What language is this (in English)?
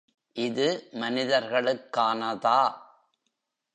Tamil